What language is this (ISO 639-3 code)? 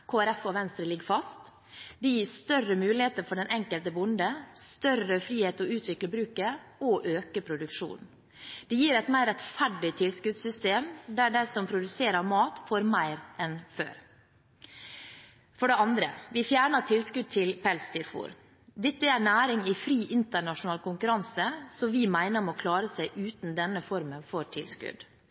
nob